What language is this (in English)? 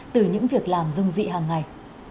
Vietnamese